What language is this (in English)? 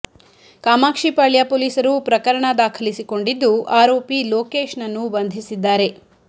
Kannada